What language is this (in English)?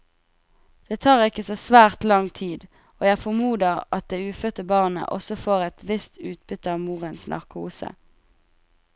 Norwegian